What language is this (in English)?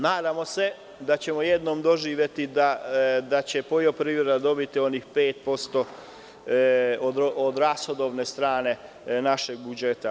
Serbian